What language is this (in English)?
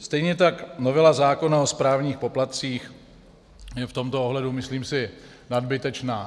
Czech